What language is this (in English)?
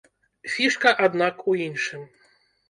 Belarusian